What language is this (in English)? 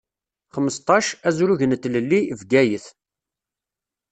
Kabyle